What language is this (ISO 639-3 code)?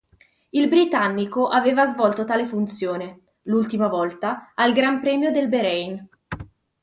ita